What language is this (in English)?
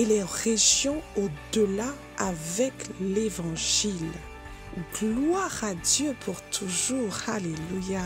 French